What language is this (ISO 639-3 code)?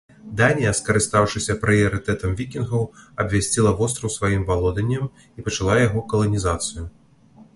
bel